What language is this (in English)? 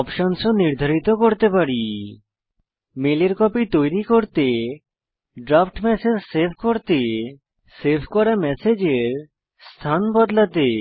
Bangla